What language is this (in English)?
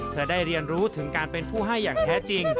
Thai